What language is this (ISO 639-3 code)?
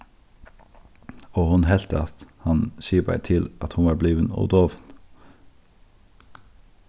fao